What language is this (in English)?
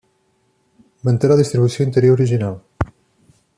Catalan